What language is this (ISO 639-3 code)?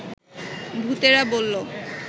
ben